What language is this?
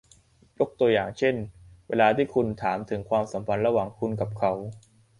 Thai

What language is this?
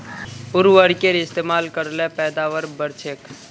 Magahi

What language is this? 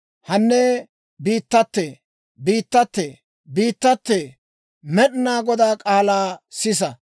Dawro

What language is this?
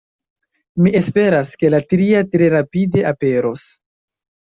Esperanto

